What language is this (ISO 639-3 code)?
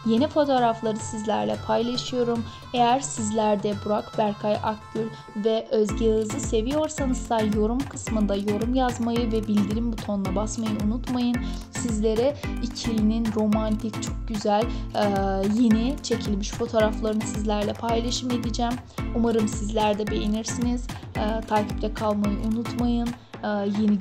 tur